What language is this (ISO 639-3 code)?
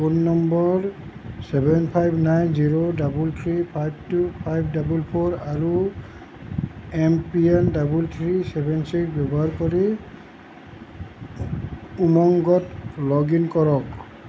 asm